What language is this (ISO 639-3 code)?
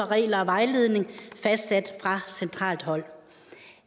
dan